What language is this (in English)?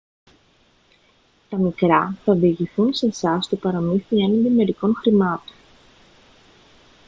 Greek